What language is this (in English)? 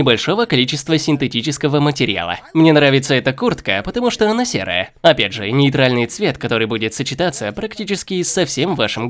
Russian